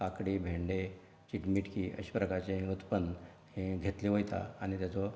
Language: Konkani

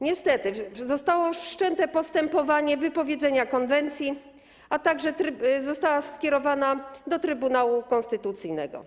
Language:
Polish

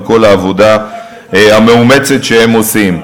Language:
Hebrew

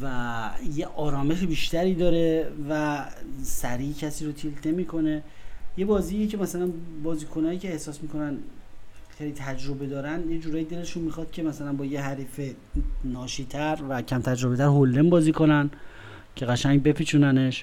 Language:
Persian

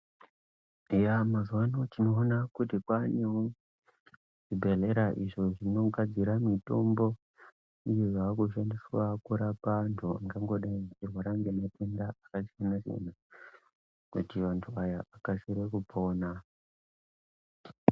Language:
Ndau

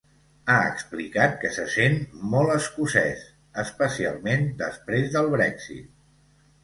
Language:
Catalan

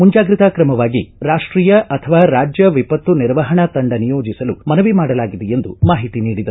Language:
Kannada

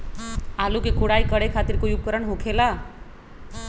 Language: Magahi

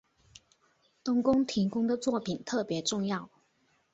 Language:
Chinese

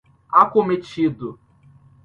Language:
Portuguese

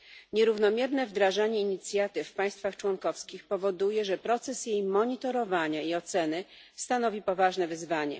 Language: Polish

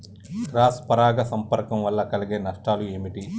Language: Telugu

